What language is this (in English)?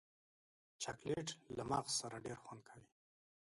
Pashto